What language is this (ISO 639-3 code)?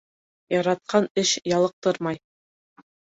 bak